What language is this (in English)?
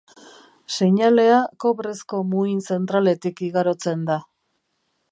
Basque